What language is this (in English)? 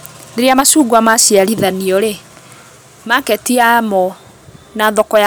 Kikuyu